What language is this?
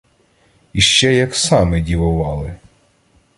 Ukrainian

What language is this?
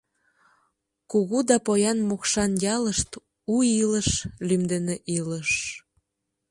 Mari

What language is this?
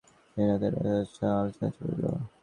Bangla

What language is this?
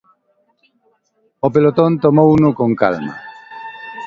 Galician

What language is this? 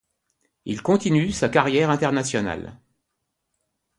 French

